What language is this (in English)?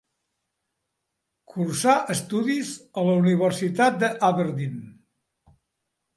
Catalan